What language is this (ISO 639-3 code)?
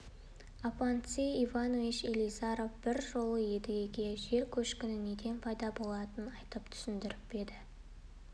kaz